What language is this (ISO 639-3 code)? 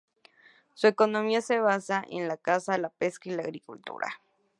spa